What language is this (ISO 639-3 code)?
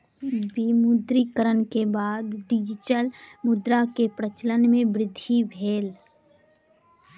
mai